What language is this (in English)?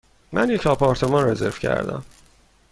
Persian